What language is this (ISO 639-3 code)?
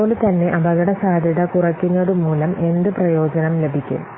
mal